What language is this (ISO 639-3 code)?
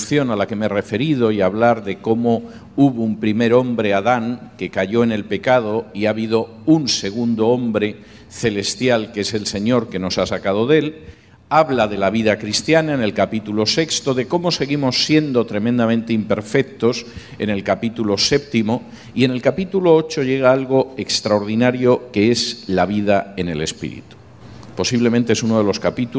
spa